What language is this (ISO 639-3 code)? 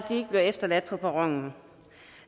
dan